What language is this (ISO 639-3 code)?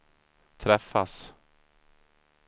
swe